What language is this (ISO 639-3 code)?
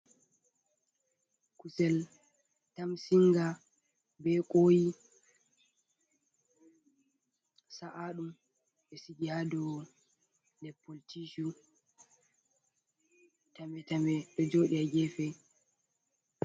ful